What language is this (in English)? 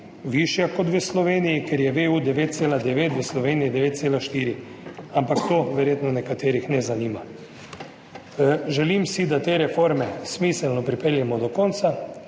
Slovenian